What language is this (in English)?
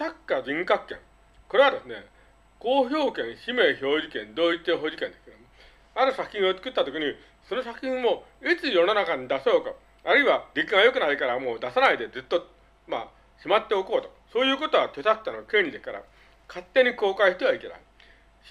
Japanese